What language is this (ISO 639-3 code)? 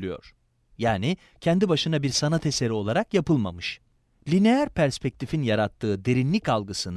tur